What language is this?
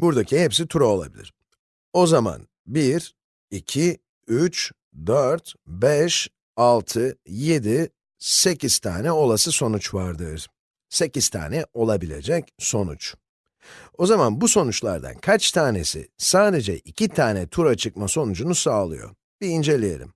Turkish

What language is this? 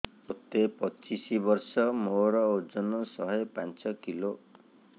Odia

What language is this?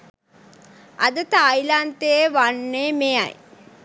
Sinhala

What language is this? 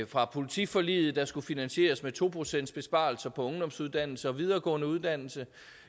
Danish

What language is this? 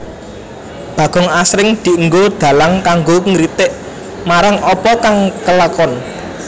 Javanese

